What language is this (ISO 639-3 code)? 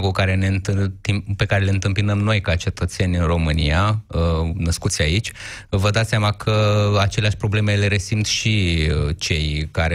ron